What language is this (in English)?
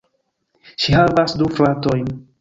Esperanto